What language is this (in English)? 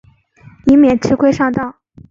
Chinese